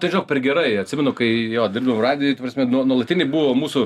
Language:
Lithuanian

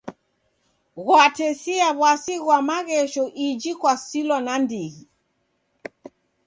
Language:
Taita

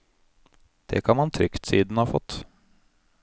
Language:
Norwegian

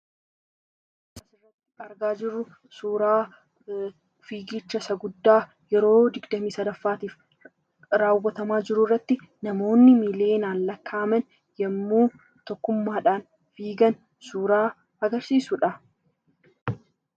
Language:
Oromo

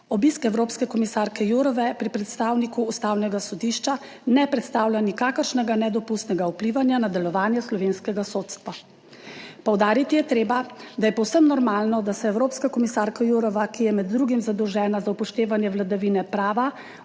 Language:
Slovenian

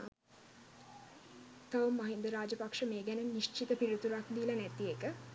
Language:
Sinhala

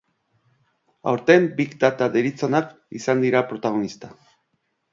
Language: Basque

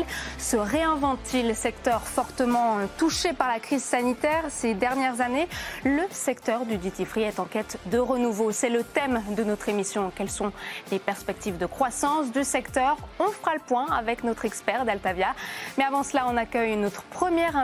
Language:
French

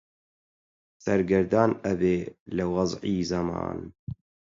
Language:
Central Kurdish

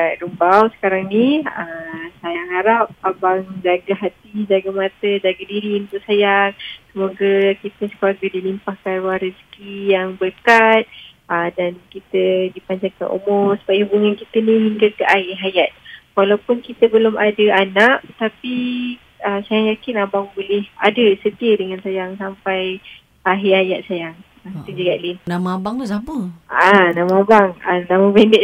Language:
Malay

